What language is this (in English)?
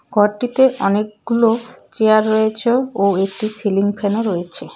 Bangla